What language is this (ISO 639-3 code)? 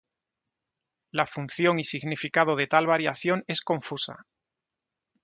spa